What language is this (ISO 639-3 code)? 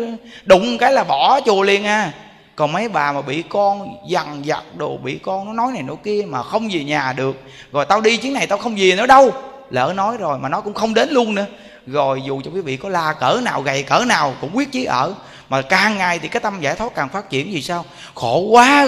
vie